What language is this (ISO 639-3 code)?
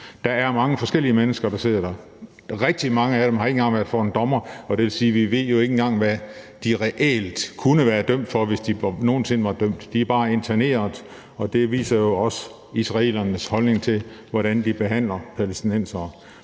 dan